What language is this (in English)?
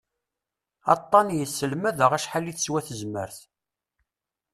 Kabyle